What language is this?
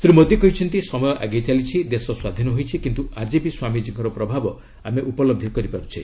Odia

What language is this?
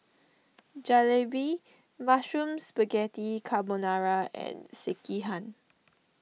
English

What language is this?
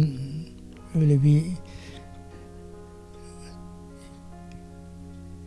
Turkish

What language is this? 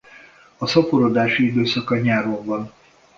Hungarian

